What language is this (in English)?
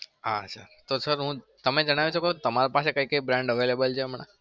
Gujarati